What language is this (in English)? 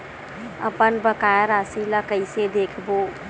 Chhattisgarhi